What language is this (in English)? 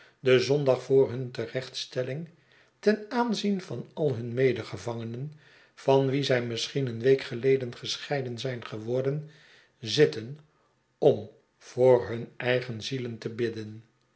Dutch